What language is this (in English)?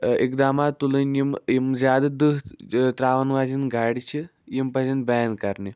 Kashmiri